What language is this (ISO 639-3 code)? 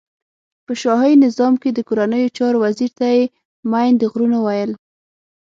pus